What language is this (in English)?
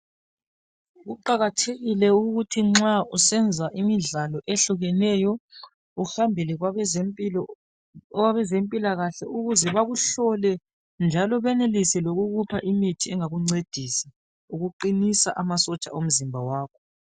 North Ndebele